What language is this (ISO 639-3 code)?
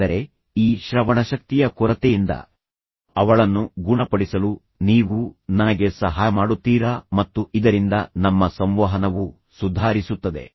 kan